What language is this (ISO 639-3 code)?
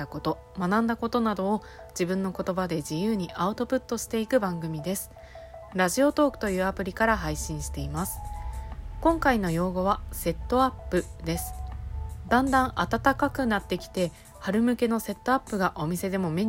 jpn